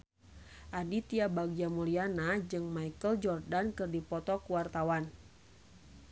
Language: Sundanese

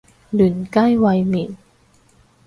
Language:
Cantonese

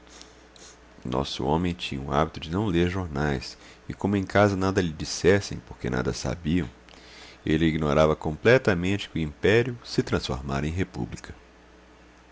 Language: Portuguese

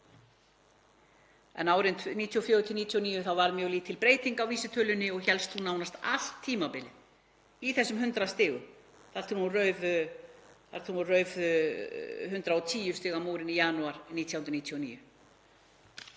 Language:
Icelandic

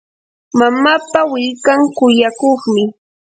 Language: Yanahuanca Pasco Quechua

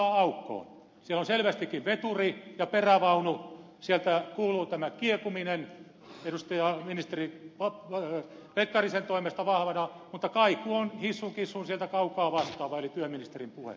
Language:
Finnish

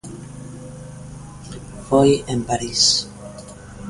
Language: Galician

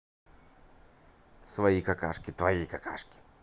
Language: Russian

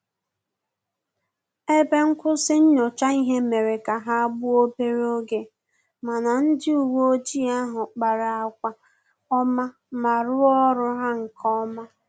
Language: Igbo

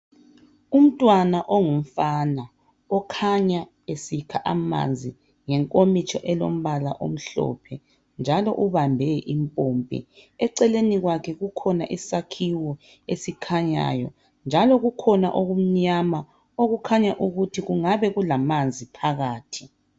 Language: North Ndebele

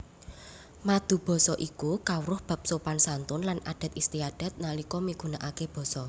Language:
Javanese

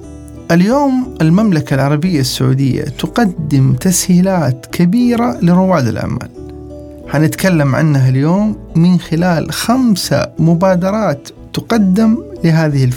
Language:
Arabic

